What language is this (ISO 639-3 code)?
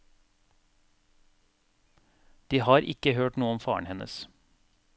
nor